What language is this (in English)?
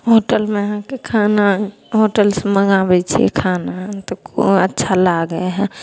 Maithili